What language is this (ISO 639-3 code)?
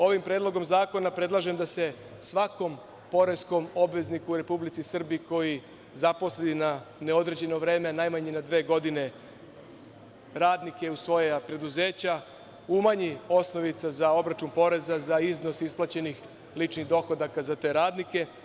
srp